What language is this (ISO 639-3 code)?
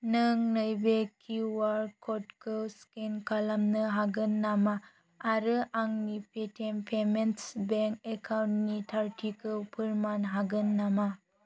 brx